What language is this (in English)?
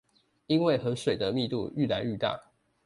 Chinese